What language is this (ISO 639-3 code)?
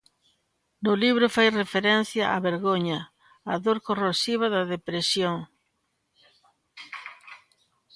glg